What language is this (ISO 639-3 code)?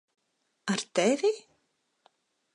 lav